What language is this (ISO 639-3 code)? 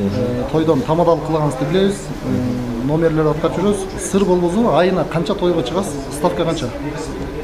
tur